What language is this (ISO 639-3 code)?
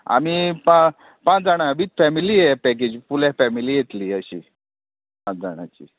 kok